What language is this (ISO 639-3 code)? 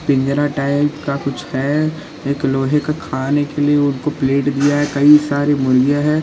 hin